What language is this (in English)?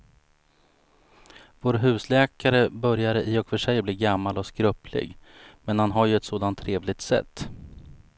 Swedish